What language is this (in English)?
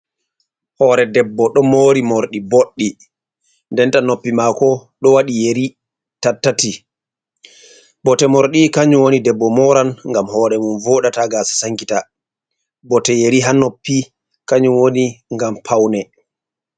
Fula